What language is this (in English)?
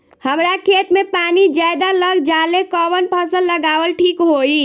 Bhojpuri